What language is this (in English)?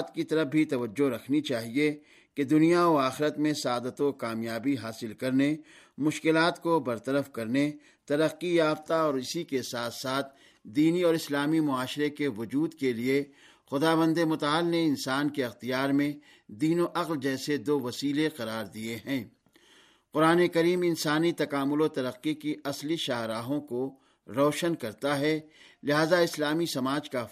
Urdu